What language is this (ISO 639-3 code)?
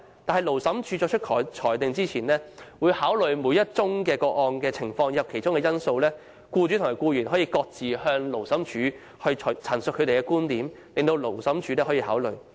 yue